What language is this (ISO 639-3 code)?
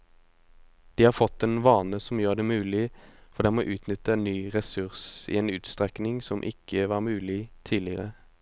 nor